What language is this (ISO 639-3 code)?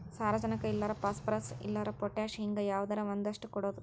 kan